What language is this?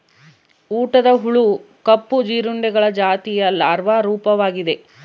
Kannada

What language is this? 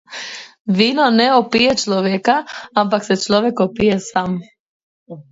Slovenian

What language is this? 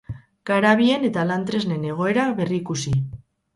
Basque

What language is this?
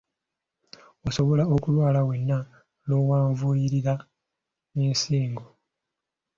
Ganda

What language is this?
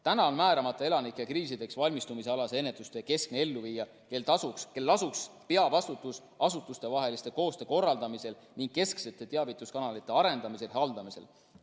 Estonian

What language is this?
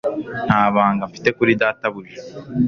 Kinyarwanda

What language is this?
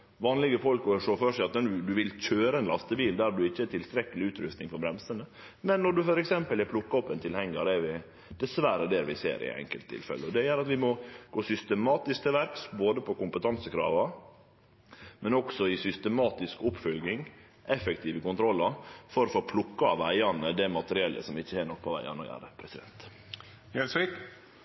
Norwegian Nynorsk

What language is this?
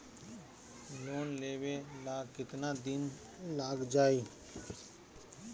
Bhojpuri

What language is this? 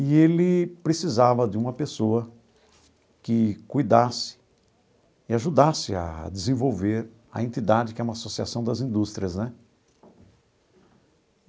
Portuguese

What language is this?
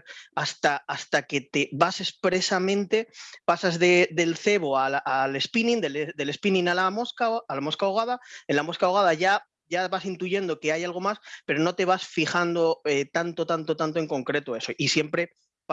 Spanish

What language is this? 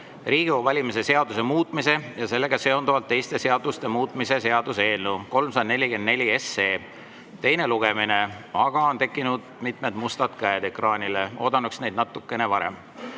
Estonian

